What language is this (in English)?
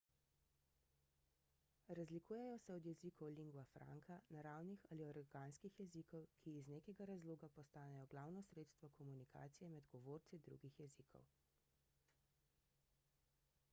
Slovenian